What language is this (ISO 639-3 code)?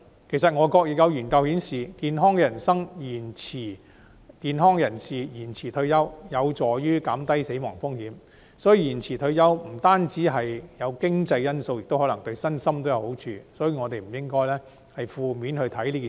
yue